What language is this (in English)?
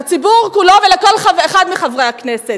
Hebrew